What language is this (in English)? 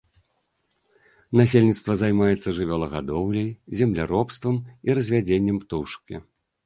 Belarusian